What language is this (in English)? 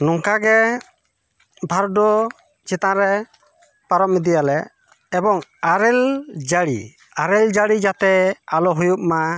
Santali